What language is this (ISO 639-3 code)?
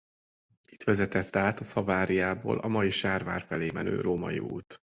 hun